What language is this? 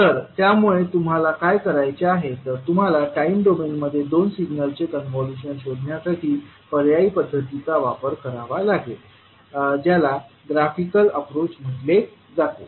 Marathi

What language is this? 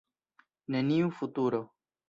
Esperanto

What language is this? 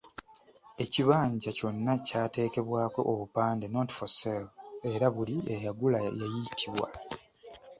Ganda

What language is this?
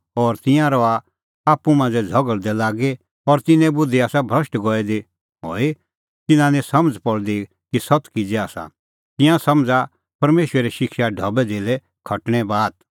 Kullu Pahari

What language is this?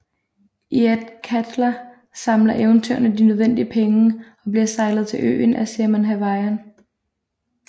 Danish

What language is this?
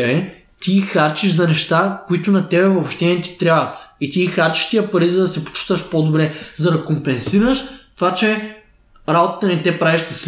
Bulgarian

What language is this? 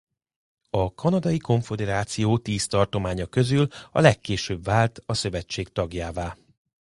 Hungarian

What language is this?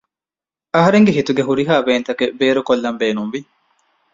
Divehi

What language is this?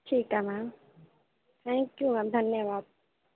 Dogri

